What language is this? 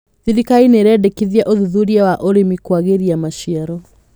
Kikuyu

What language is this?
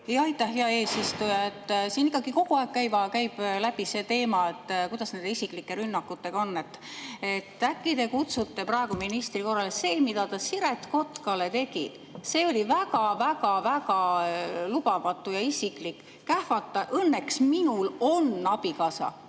Estonian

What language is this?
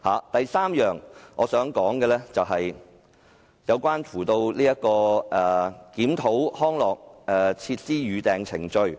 Cantonese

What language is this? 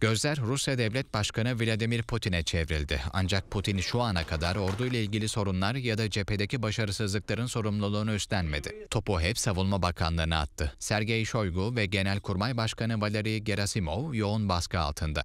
Turkish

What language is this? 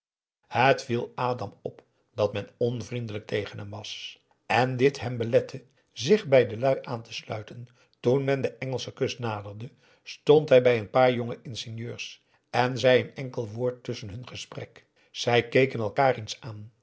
Dutch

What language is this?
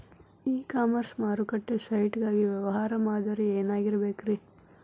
Kannada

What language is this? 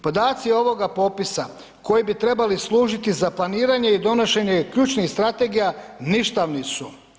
Croatian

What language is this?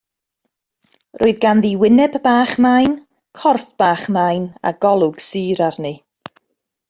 Welsh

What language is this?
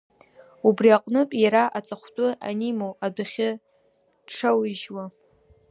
Abkhazian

